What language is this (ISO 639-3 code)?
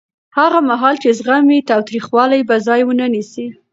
pus